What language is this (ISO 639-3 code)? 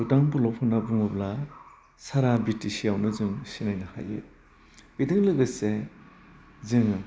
brx